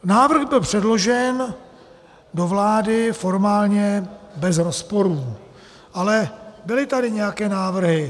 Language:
Czech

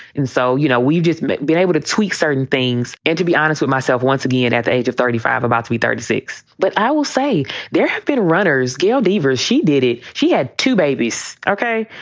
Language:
English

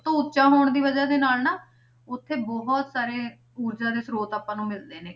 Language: Punjabi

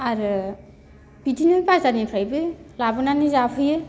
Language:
Bodo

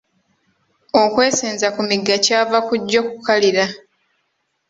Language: Ganda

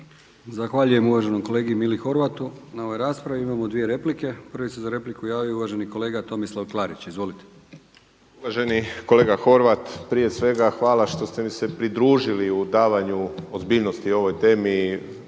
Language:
Croatian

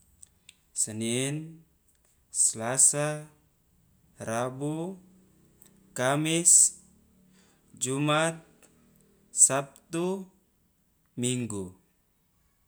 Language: Loloda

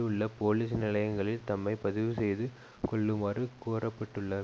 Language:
Tamil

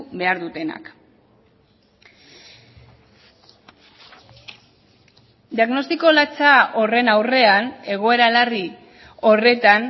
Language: Basque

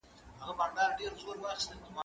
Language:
Pashto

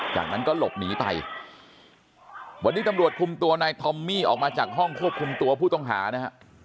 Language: Thai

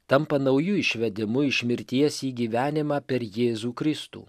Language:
Lithuanian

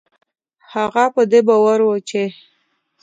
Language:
Pashto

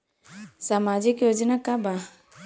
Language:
Bhojpuri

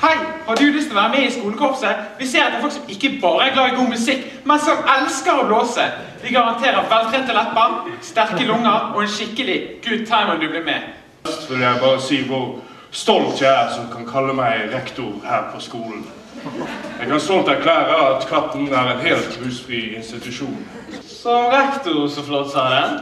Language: Norwegian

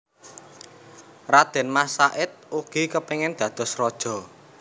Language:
Javanese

